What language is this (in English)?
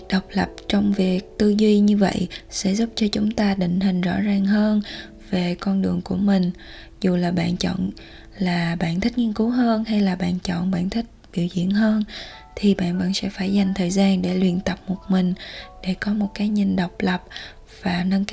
Vietnamese